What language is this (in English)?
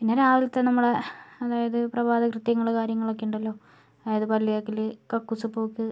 Malayalam